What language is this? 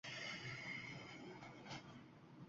Uzbek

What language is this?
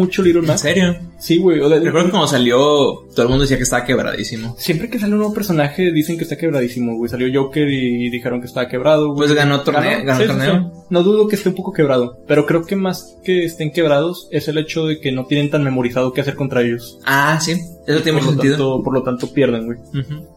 Spanish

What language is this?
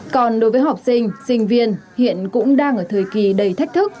Vietnamese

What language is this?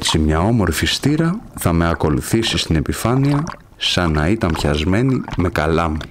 Greek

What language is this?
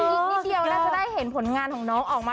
Thai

